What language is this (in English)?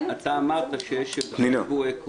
Hebrew